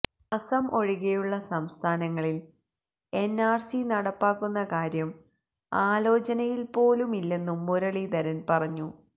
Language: Malayalam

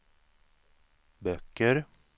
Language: Swedish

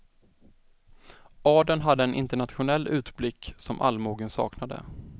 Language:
Swedish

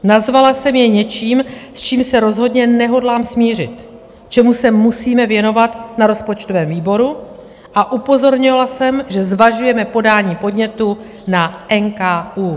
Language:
Czech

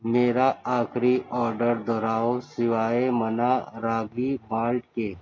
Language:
Urdu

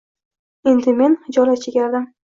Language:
Uzbek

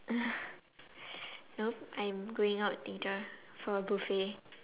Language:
English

